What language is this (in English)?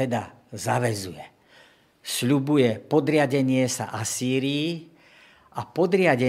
Slovak